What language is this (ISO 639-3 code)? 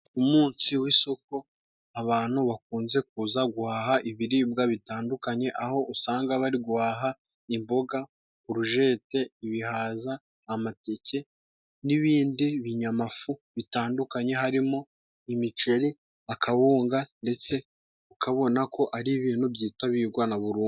kin